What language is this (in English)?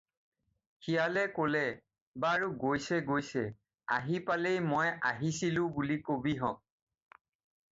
Assamese